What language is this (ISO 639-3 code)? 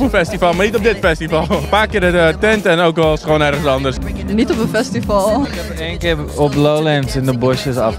nld